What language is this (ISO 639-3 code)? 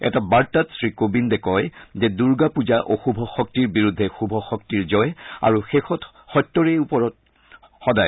asm